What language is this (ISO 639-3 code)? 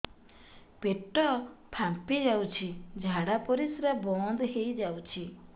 ori